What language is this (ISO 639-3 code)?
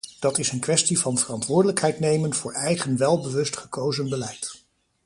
nld